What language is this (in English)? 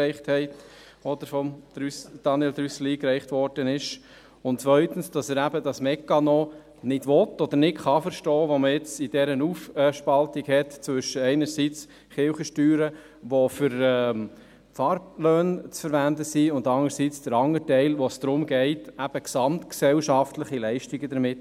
Swiss German